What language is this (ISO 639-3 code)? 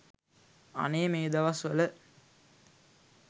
sin